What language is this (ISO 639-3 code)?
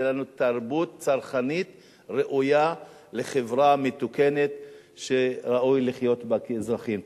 heb